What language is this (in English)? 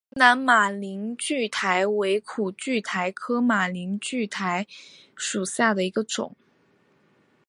Chinese